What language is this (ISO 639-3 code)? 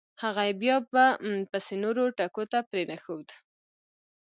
pus